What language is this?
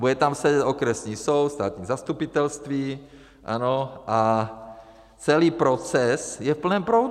Czech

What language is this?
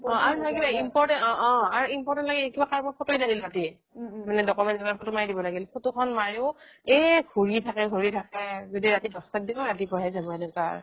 Assamese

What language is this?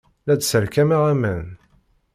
Kabyle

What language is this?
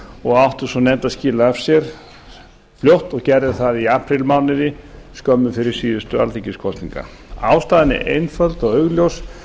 Icelandic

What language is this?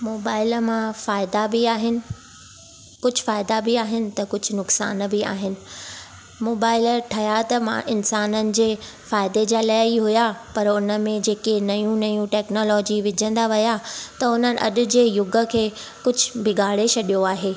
Sindhi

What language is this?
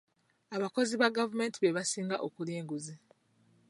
Ganda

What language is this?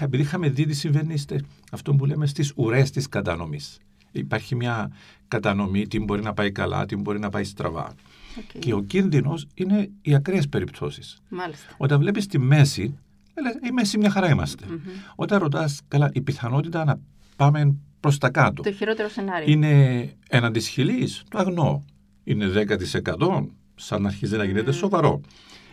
Greek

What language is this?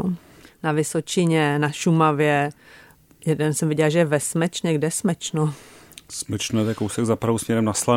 Czech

